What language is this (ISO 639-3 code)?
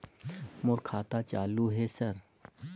hne